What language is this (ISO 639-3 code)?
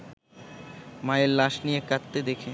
ben